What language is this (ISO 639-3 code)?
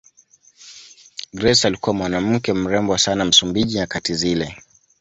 swa